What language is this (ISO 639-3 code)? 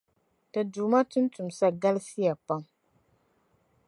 dag